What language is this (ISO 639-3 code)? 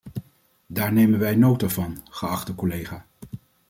nld